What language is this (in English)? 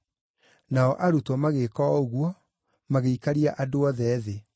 Kikuyu